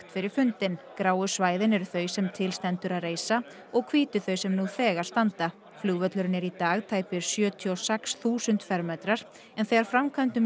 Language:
Icelandic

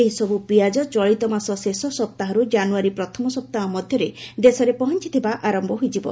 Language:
Odia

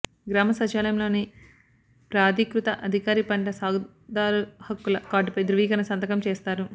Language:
Telugu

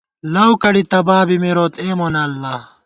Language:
Gawar-Bati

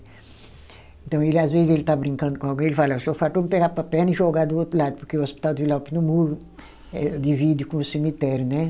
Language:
Portuguese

